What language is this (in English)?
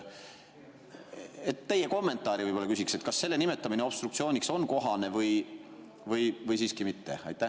Estonian